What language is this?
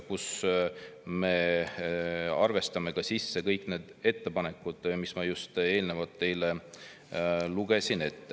Estonian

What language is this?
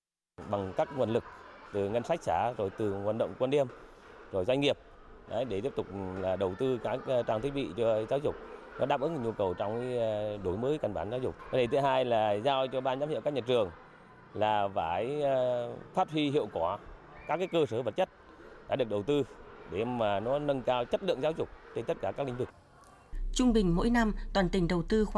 Vietnamese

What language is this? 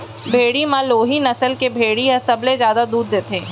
Chhattisgarhi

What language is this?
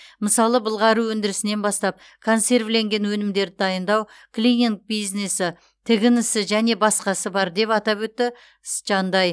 Kazakh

